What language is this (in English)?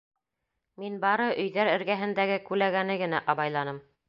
Bashkir